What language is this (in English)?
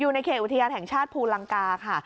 Thai